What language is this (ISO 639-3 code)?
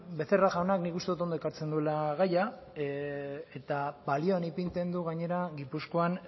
eus